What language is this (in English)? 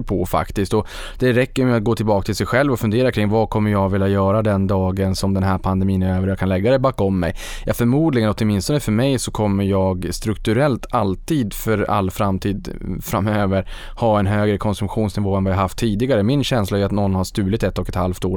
Swedish